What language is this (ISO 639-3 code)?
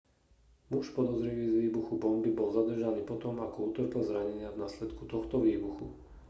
slk